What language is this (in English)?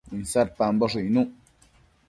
Matsés